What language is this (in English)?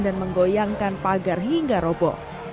Indonesian